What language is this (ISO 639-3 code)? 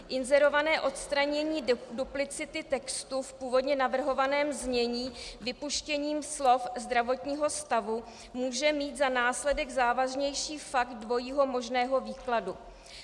ces